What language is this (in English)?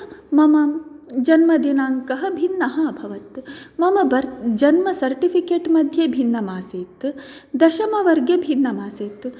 Sanskrit